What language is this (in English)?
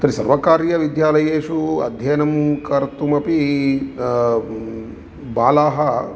Sanskrit